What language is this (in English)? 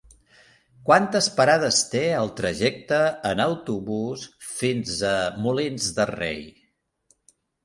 Catalan